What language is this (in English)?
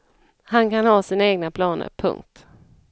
Swedish